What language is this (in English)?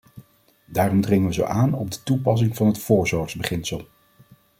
Dutch